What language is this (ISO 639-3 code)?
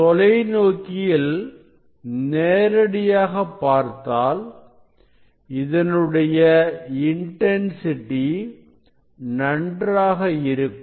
tam